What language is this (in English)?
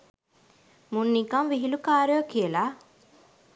Sinhala